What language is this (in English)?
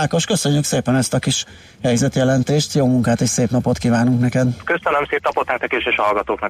Hungarian